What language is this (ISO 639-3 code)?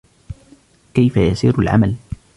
ara